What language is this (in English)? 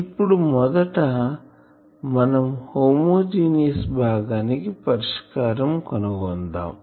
Telugu